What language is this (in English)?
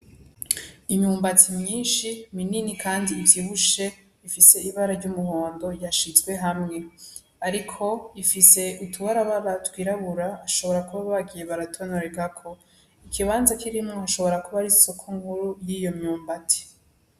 Rundi